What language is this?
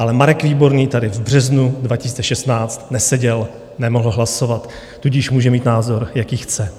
Czech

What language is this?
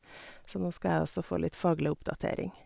Norwegian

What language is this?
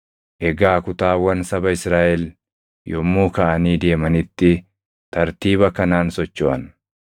Oromo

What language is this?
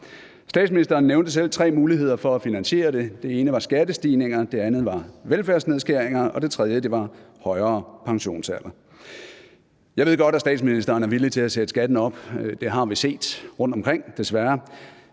Danish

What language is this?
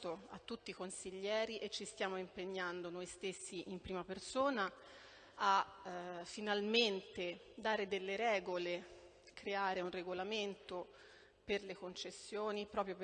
Italian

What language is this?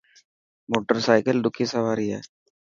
Dhatki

